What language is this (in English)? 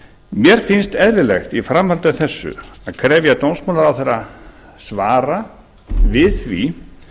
Icelandic